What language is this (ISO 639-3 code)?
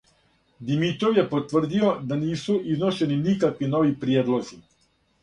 srp